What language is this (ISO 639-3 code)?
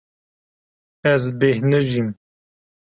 kur